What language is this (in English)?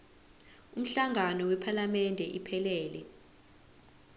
Zulu